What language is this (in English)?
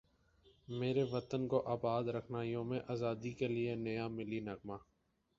Urdu